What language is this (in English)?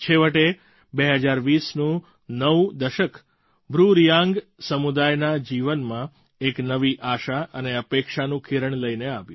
Gujarati